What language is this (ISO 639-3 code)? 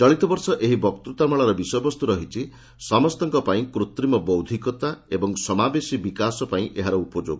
ori